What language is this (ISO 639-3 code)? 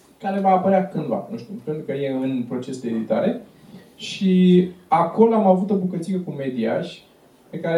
ron